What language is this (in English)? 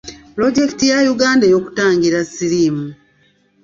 Ganda